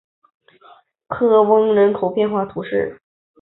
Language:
Chinese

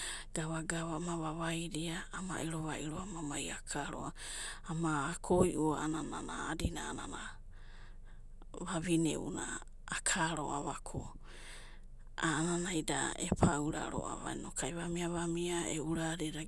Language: Abadi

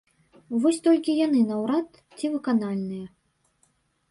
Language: Belarusian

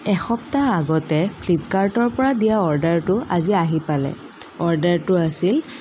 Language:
Assamese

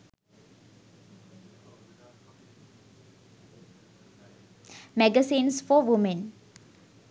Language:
Sinhala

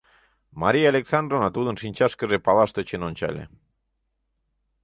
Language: Mari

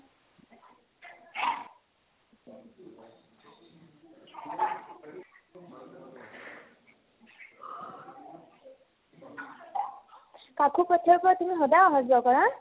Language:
Assamese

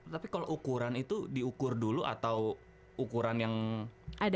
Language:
Indonesian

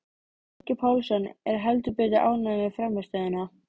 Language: Icelandic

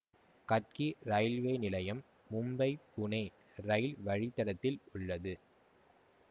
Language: Tamil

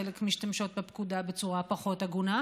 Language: Hebrew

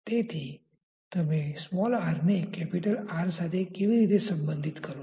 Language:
Gujarati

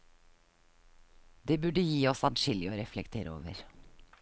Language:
Norwegian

